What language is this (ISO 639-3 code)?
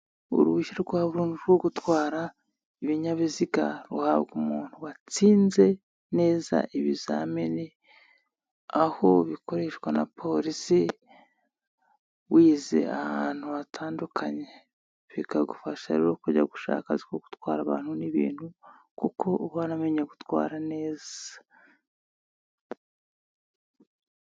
kin